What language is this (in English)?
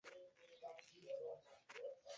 Chinese